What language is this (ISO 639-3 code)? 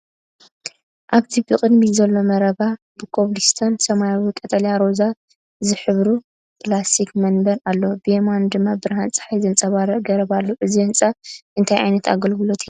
tir